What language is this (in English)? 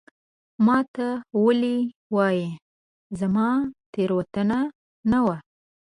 Pashto